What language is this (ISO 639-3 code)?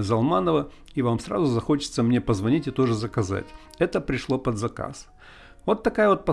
rus